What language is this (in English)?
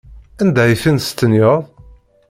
Kabyle